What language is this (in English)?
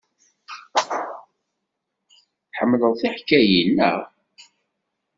Kabyle